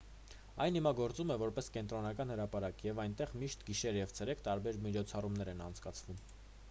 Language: Armenian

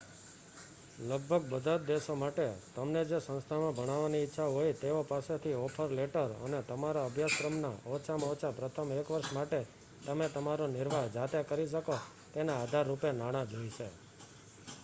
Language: Gujarati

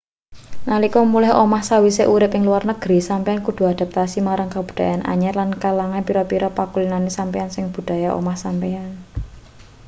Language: Javanese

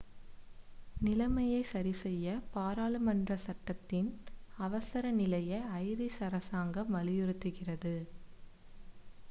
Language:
Tamil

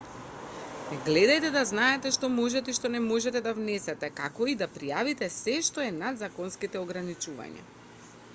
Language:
Macedonian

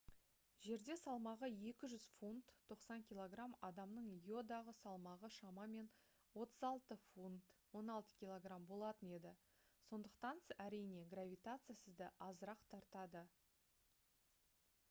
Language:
Kazakh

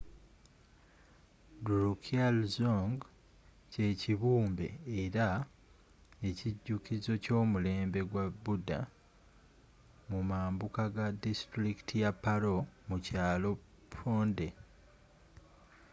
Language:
Ganda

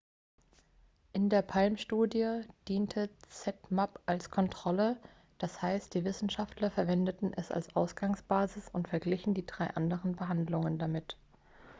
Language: German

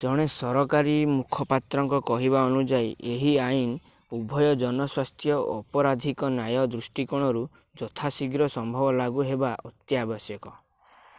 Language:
Odia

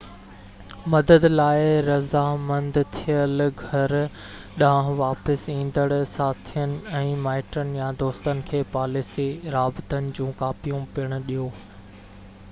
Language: Sindhi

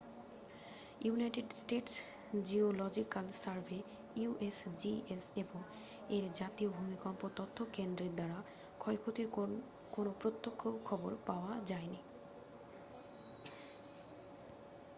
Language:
Bangla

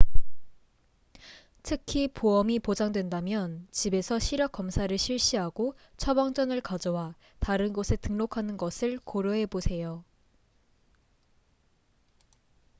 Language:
Korean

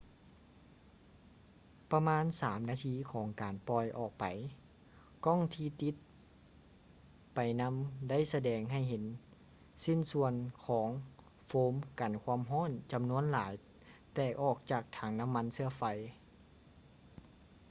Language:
Lao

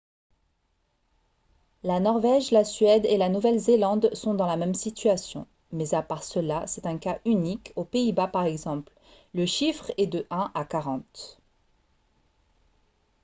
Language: French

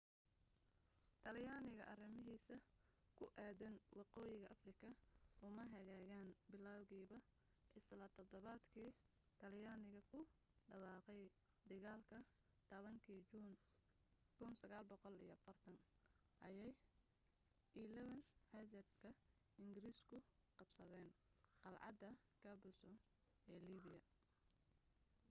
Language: Somali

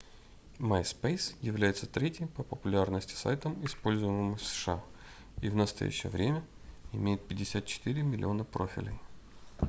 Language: Russian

